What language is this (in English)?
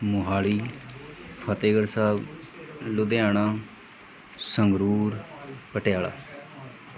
Punjabi